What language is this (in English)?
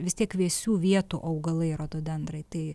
Lithuanian